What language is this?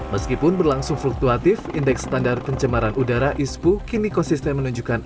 Indonesian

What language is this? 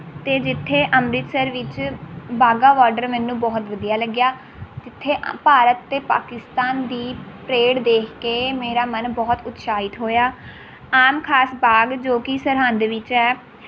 Punjabi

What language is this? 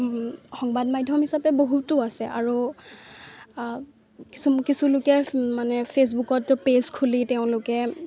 Assamese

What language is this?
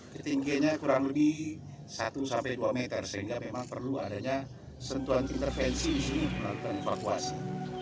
Indonesian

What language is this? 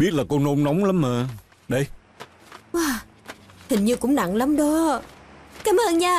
Vietnamese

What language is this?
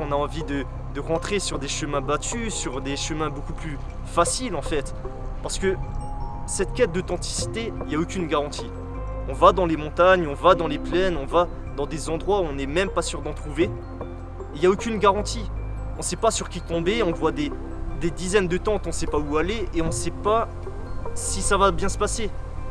French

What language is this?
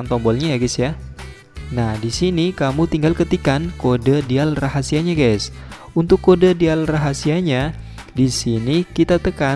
Indonesian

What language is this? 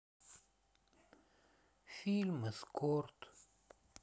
Russian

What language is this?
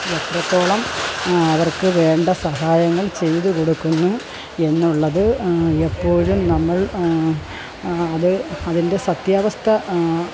Malayalam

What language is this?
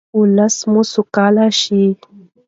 Pashto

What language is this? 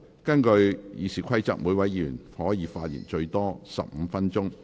Cantonese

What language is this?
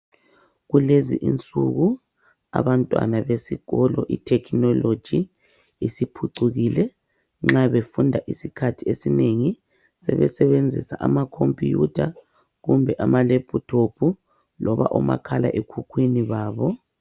North Ndebele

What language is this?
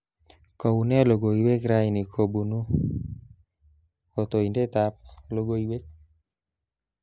Kalenjin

